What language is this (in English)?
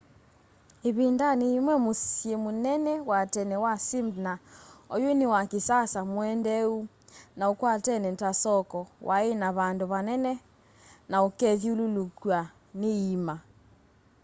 Kamba